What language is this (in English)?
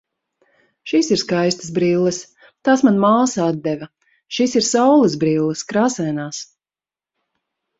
Latvian